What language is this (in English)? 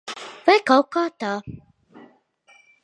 Latvian